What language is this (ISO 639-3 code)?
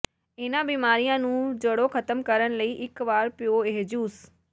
pan